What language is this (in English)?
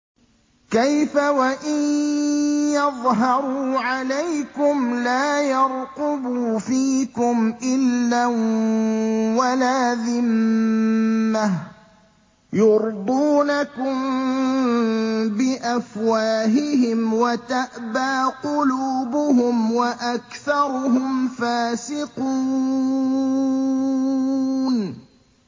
Arabic